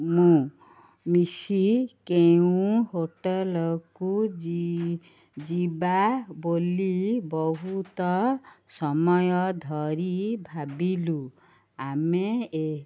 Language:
Odia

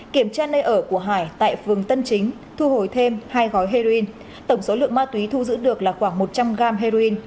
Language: Vietnamese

